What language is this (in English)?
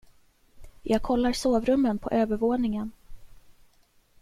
Swedish